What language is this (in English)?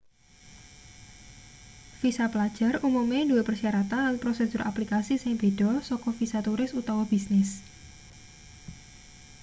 Javanese